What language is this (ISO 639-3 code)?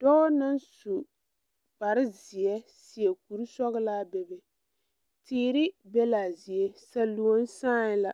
dga